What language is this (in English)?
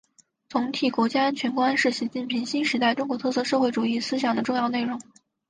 Chinese